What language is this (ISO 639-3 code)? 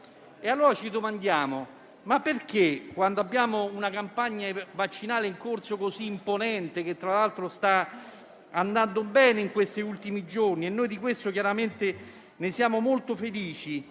ita